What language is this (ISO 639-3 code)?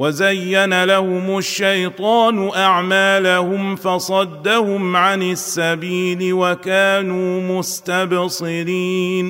ara